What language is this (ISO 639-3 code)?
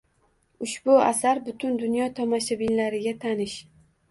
uzb